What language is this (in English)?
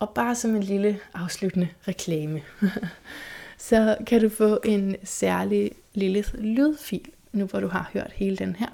Danish